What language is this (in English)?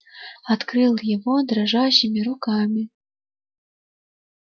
Russian